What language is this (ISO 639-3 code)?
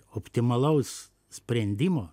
lit